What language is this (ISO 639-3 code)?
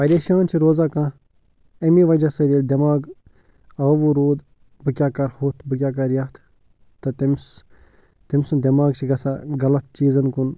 kas